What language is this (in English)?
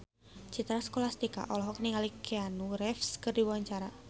Sundanese